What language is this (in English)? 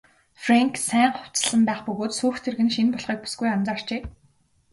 Mongolian